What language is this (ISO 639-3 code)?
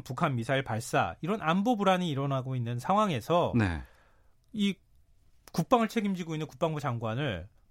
kor